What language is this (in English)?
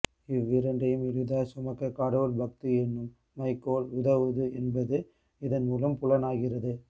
Tamil